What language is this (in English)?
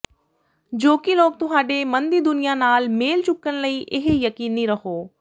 Punjabi